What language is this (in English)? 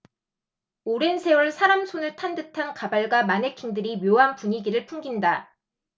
Korean